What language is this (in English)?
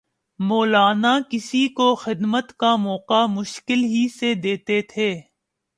Urdu